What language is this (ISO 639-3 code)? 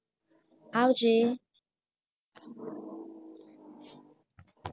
guj